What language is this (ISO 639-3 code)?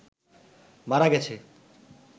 ben